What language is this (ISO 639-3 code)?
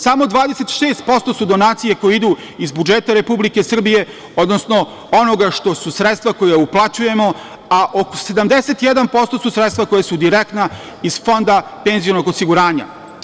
srp